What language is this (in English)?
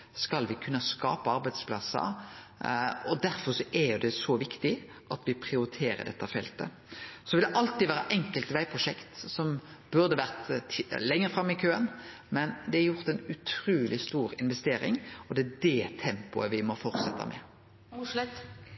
Norwegian